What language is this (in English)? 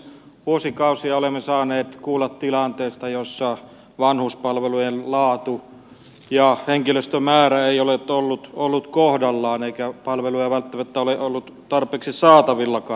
Finnish